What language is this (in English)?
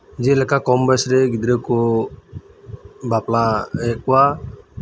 Santali